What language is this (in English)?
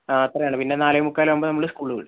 Malayalam